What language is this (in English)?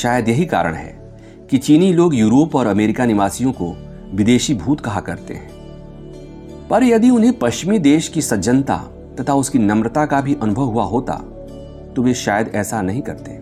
Hindi